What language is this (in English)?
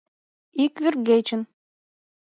Mari